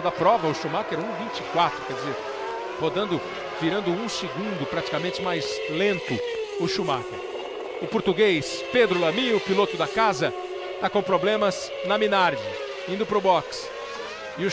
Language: Portuguese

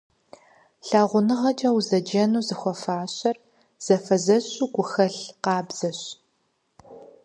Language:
Kabardian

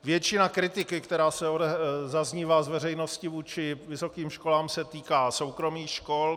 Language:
Czech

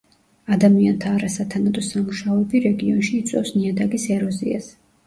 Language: Georgian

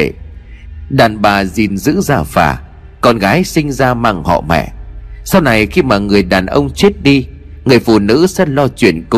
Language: Vietnamese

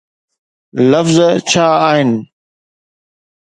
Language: Sindhi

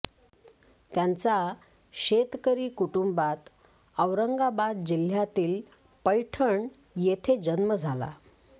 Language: Marathi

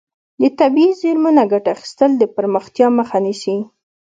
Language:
Pashto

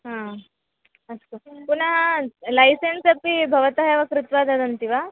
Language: Sanskrit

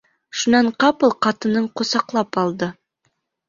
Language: Bashkir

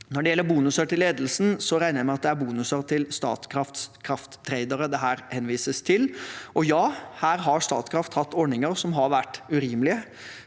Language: Norwegian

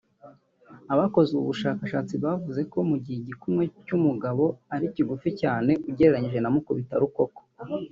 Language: Kinyarwanda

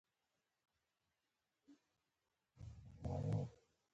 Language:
Pashto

